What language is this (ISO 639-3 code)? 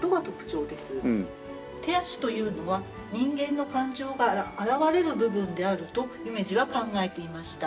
jpn